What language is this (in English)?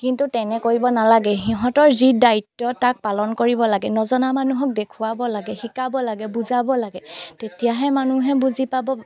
Assamese